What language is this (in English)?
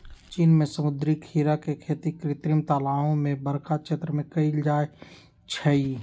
Magahi